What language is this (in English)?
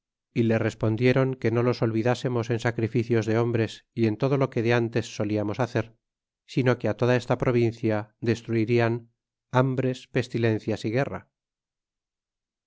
Spanish